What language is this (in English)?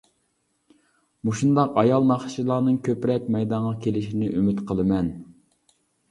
Uyghur